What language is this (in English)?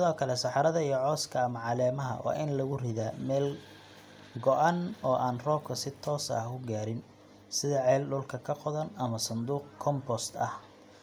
Somali